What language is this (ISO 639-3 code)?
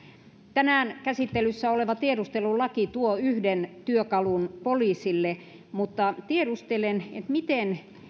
fin